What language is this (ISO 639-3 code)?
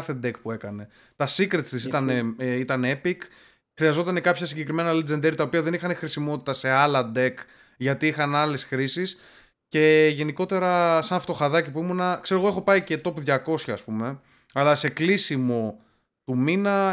ell